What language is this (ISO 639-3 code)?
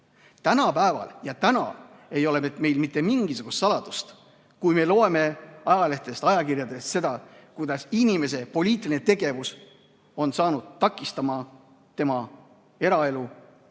est